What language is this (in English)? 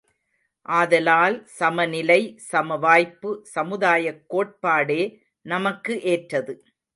Tamil